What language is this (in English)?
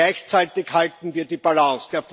German